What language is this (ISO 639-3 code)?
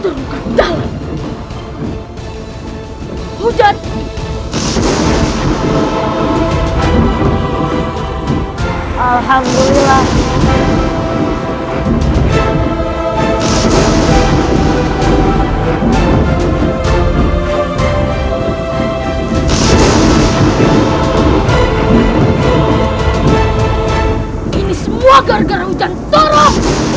ind